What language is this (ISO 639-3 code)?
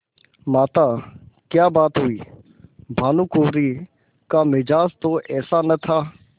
hin